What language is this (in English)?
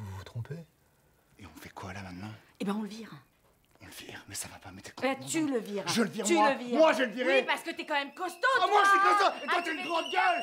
French